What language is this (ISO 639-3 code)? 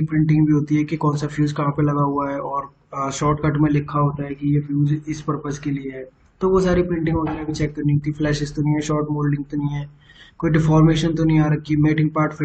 hin